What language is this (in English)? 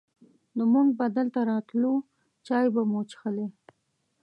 Pashto